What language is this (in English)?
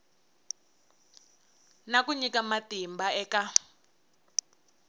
Tsonga